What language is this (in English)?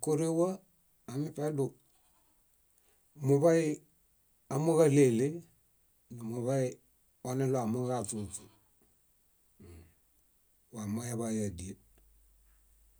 Bayot